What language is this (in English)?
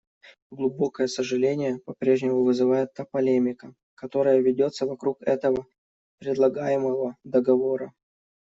Russian